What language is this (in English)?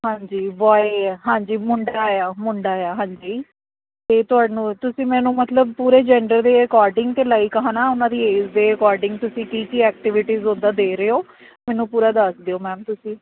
Punjabi